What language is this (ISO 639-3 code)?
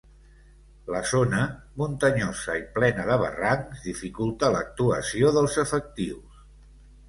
cat